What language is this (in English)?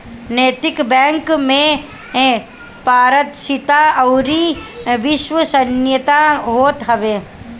Bhojpuri